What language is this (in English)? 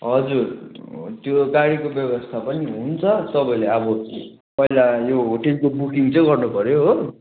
Nepali